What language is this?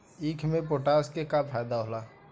Bhojpuri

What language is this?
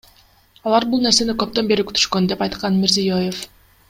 Kyrgyz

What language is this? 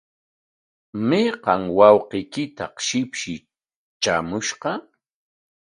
Corongo Ancash Quechua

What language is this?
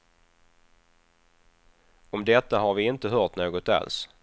Swedish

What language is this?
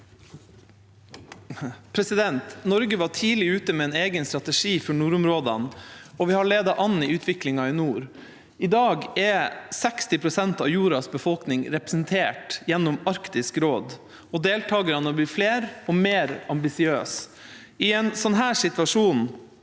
Norwegian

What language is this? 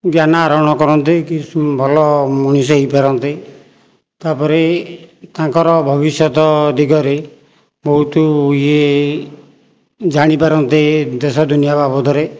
Odia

